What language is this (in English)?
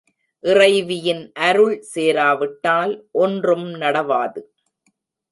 Tamil